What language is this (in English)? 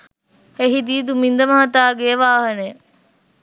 Sinhala